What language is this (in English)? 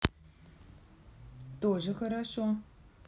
Russian